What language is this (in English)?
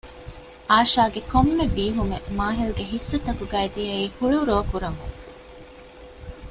Divehi